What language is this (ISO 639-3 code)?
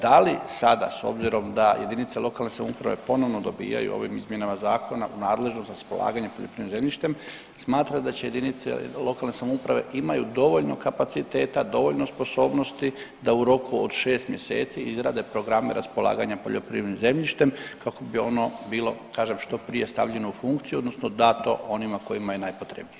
hrv